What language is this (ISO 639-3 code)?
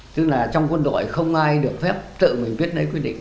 vie